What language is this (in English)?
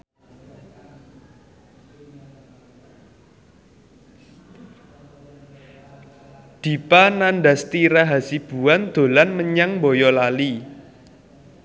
Javanese